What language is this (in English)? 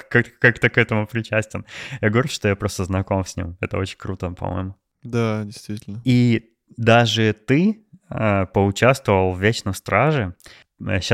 Russian